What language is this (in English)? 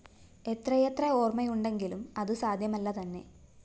Malayalam